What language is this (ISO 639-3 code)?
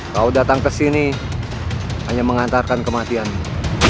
ind